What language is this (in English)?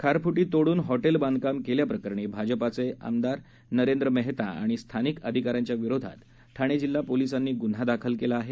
Marathi